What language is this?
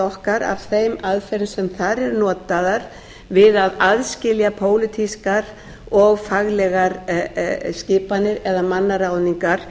Icelandic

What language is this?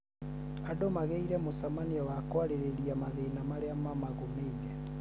Kikuyu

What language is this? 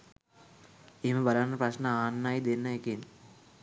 Sinhala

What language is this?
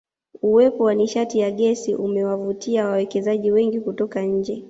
Swahili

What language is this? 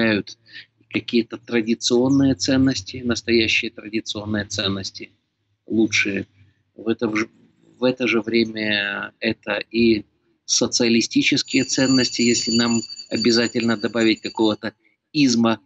Russian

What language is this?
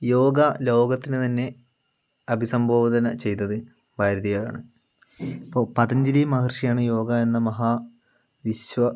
Malayalam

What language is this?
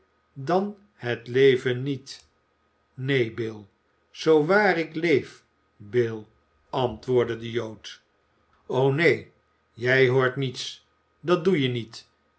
Dutch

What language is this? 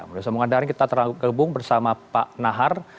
Indonesian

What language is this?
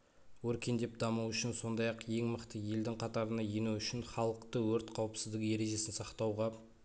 Kazakh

